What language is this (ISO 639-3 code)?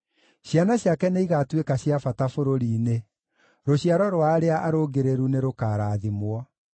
kik